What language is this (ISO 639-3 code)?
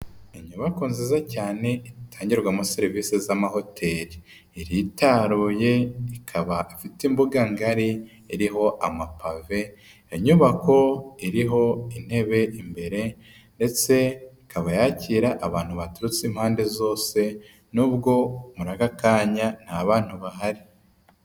kin